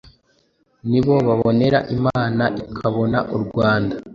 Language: Kinyarwanda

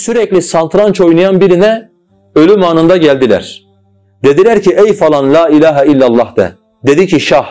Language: Turkish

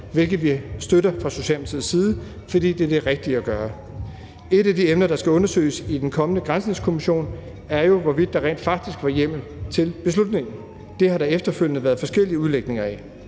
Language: Danish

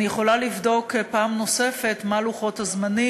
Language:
Hebrew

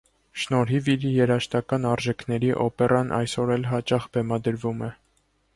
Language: Armenian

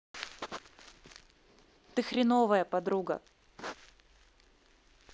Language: Russian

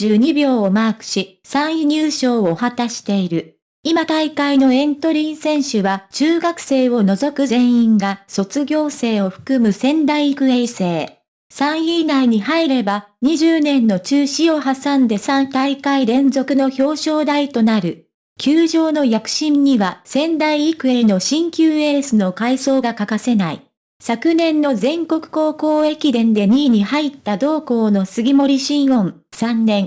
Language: Japanese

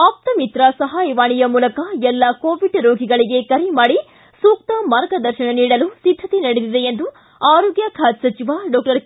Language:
Kannada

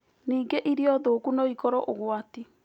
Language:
Kikuyu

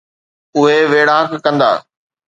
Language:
Sindhi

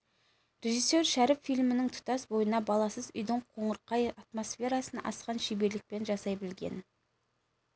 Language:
Kazakh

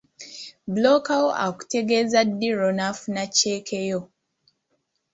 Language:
Ganda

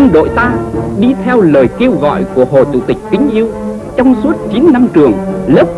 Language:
Vietnamese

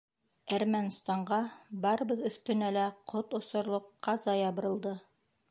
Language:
Bashkir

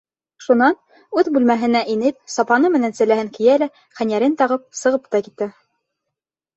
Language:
Bashkir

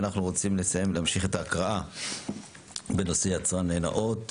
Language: Hebrew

